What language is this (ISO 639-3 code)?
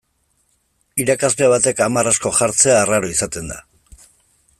eus